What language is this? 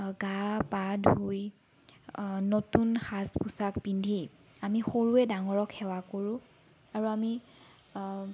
Assamese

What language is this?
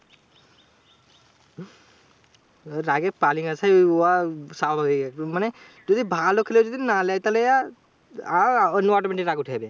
Bangla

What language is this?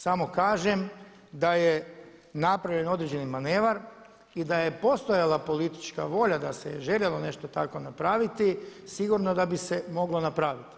Croatian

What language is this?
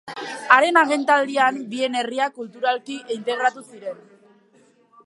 Basque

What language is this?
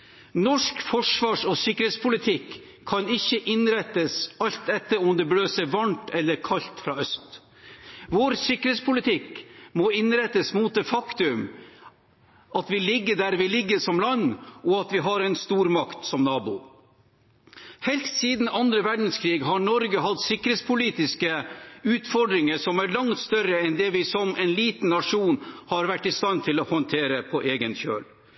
Norwegian Bokmål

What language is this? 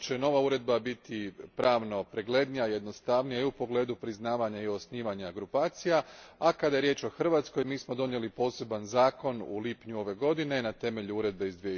Croatian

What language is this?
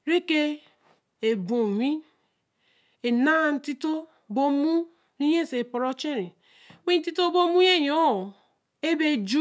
Eleme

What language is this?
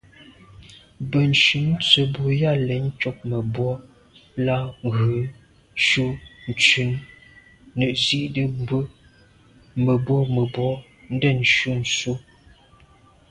Medumba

